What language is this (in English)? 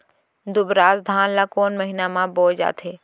Chhattisgarhi